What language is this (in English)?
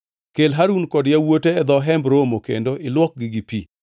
Luo (Kenya and Tanzania)